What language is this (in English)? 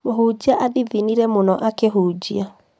Kikuyu